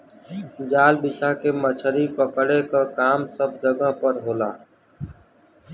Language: Bhojpuri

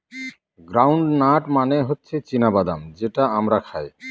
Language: Bangla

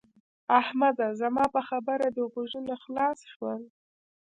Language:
Pashto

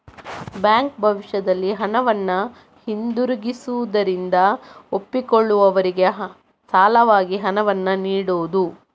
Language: Kannada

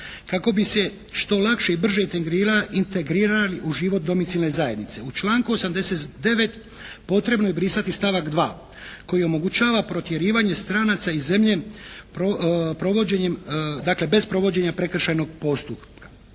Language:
Croatian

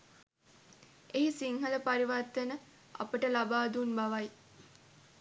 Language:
Sinhala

